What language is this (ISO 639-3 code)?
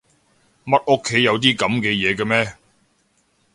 yue